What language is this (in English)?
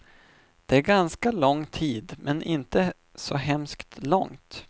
Swedish